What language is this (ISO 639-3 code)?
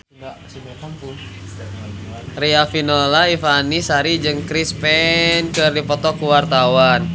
sun